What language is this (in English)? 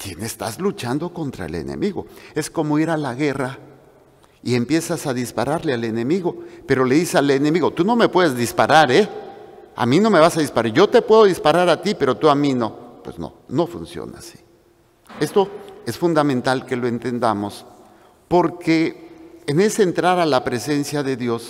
Spanish